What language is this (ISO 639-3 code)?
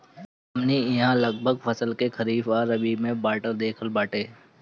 bho